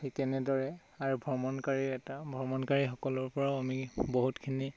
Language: Assamese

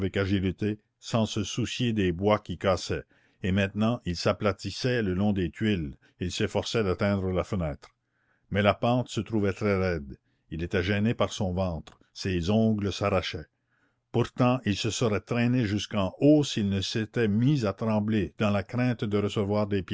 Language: French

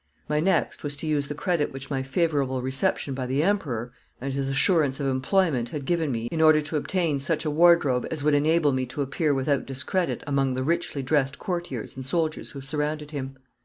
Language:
English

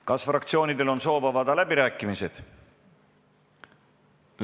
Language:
Estonian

